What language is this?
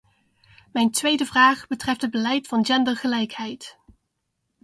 Dutch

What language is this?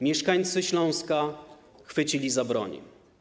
Polish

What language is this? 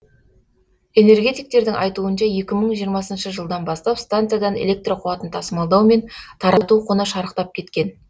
Kazakh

